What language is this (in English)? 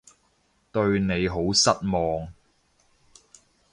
Cantonese